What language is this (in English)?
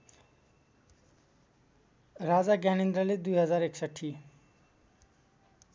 Nepali